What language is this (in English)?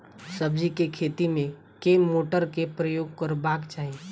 Maithili